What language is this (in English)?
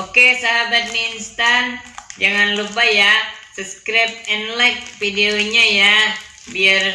Indonesian